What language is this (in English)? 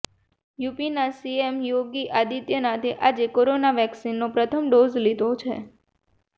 Gujarati